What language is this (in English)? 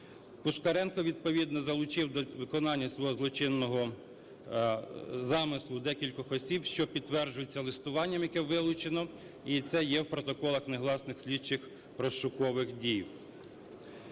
Ukrainian